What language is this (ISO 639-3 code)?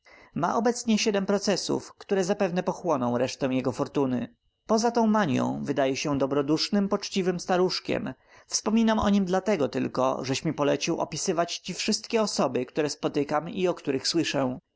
pol